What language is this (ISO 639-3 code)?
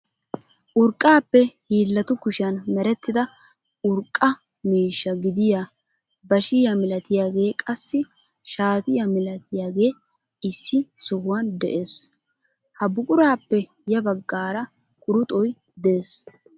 wal